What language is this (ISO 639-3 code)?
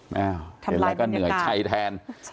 tha